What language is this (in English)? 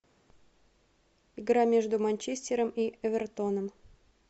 Russian